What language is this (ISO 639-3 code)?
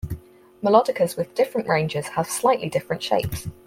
eng